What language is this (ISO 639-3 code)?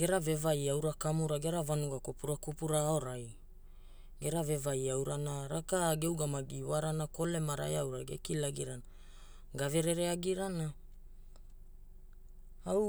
hul